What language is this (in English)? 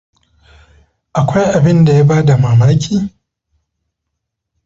Hausa